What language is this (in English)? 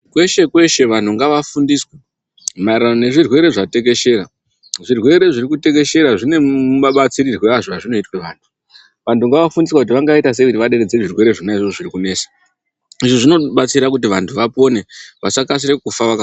Ndau